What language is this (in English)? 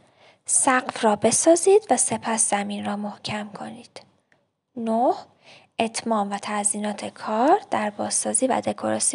Persian